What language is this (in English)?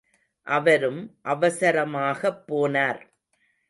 Tamil